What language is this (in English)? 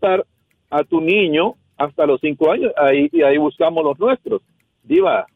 Spanish